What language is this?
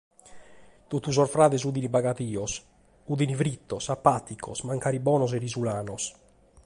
Sardinian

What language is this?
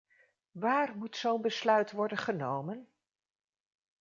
Dutch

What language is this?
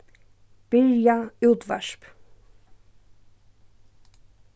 Faroese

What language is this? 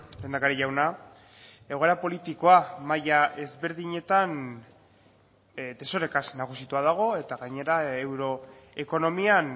Basque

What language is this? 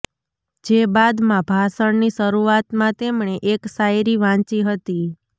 Gujarati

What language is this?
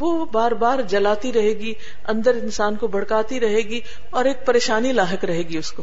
Urdu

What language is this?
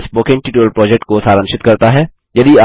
Hindi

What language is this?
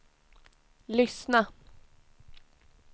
Swedish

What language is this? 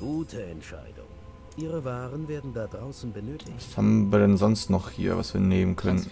German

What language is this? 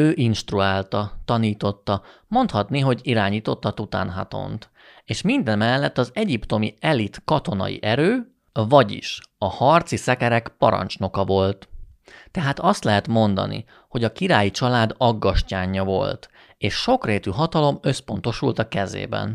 Hungarian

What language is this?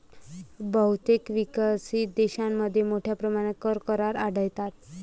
Marathi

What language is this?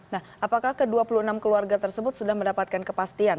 Indonesian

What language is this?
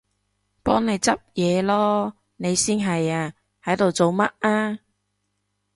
Cantonese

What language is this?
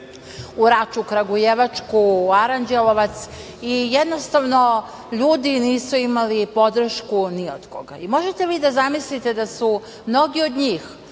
Serbian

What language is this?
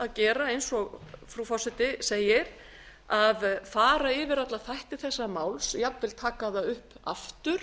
Icelandic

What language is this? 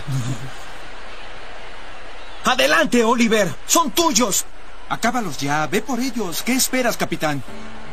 Spanish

